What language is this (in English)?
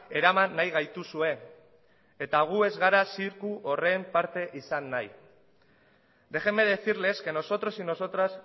Basque